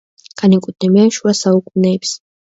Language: Georgian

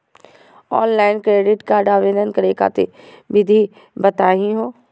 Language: Magahi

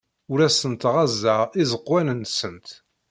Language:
Kabyle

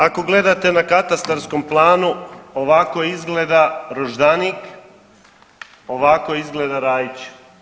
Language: Croatian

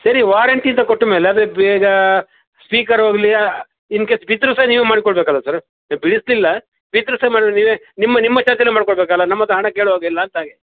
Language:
Kannada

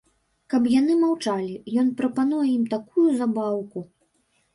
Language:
Belarusian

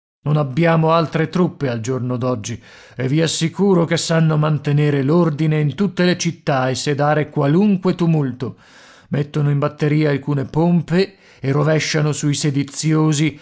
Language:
Italian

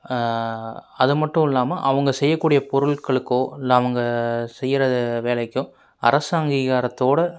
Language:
Tamil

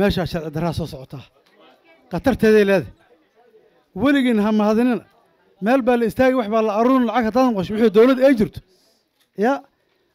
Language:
Arabic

